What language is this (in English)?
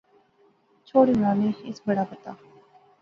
Pahari-Potwari